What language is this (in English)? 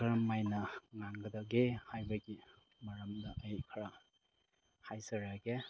Manipuri